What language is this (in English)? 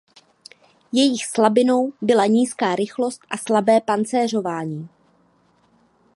Czech